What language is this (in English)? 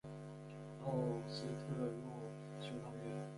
Chinese